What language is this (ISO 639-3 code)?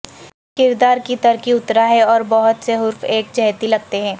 urd